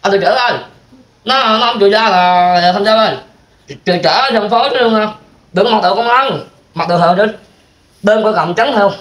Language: Vietnamese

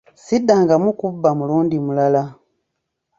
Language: Ganda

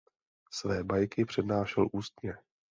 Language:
Czech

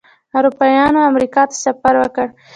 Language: Pashto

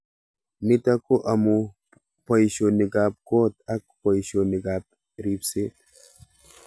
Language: Kalenjin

